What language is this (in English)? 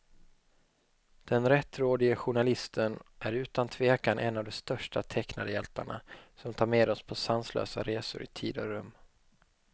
Swedish